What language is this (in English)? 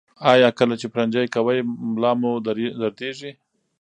Pashto